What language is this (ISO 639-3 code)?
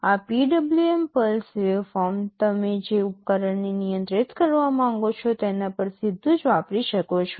guj